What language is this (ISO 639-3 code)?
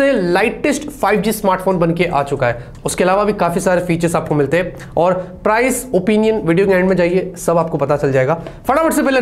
hin